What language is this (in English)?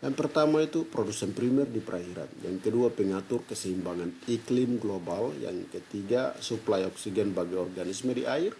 Indonesian